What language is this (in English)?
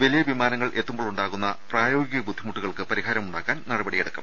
Malayalam